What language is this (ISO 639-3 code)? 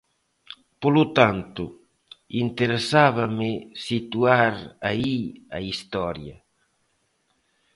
glg